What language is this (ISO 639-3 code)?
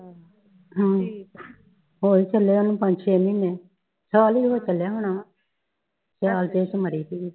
pan